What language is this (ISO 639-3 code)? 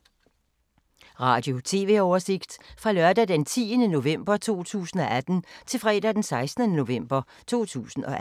dan